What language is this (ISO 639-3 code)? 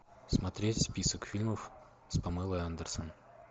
rus